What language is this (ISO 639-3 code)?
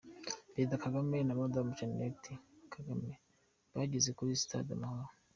kin